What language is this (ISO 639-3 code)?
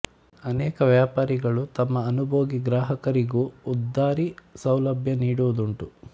kan